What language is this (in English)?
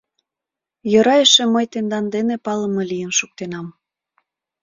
Mari